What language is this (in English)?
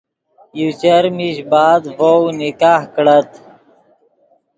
Yidgha